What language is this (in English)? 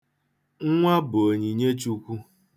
Igbo